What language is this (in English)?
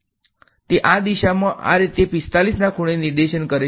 Gujarati